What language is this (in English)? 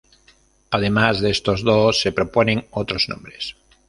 Spanish